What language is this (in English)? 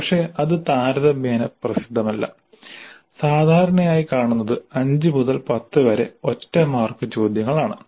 Malayalam